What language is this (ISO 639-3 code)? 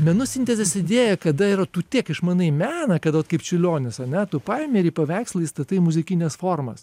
lit